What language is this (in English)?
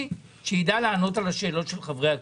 Hebrew